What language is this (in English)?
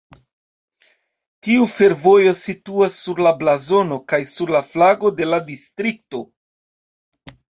Esperanto